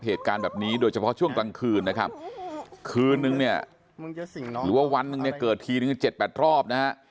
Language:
Thai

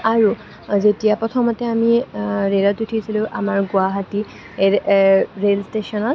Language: Assamese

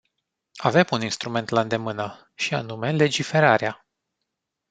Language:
Romanian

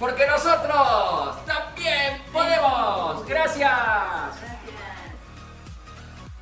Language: Spanish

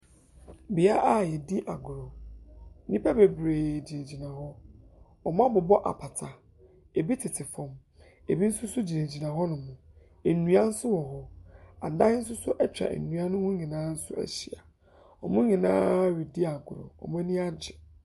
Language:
Akan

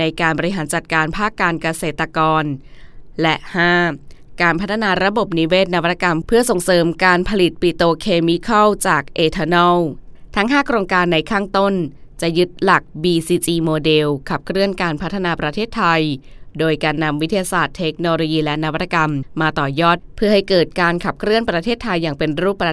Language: Thai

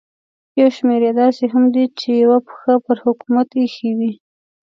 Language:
Pashto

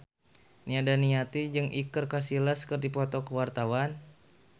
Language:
Sundanese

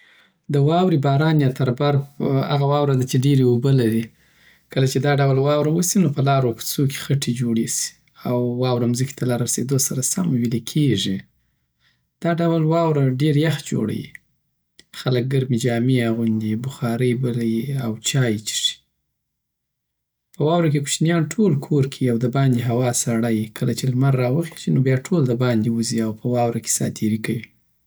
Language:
Southern Pashto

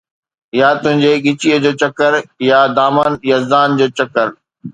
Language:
Sindhi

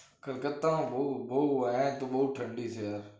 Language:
Gujarati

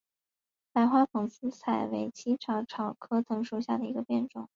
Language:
Chinese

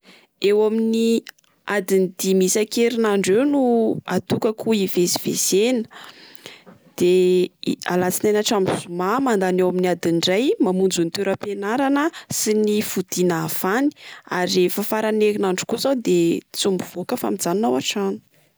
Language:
Malagasy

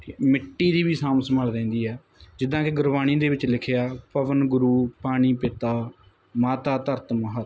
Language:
Punjabi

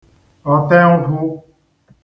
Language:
Igbo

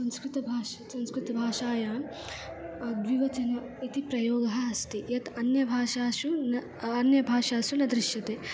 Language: Sanskrit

